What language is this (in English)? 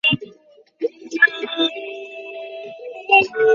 Bangla